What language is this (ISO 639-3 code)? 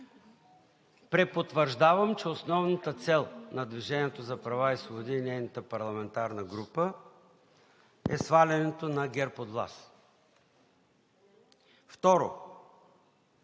bul